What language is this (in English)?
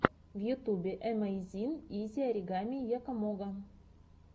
Russian